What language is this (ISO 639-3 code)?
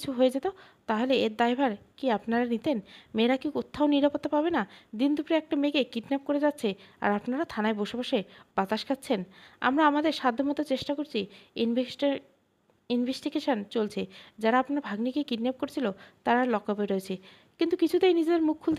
ben